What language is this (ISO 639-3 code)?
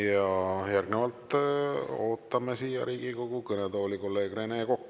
est